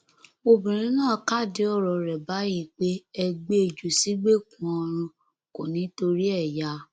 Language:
Yoruba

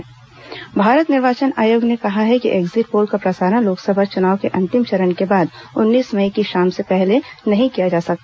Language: Hindi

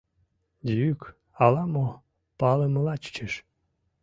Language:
Mari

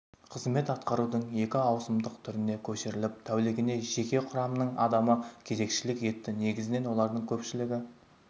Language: Kazakh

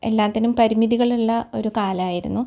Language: Malayalam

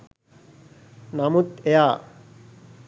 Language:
Sinhala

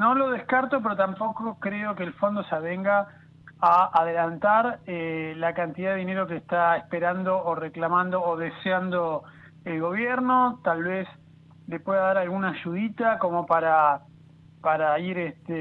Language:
Spanish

